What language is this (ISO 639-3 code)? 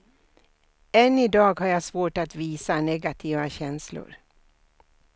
swe